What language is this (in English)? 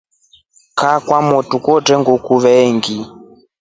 Rombo